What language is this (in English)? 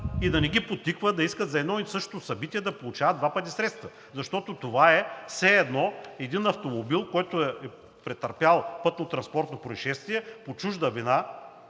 Bulgarian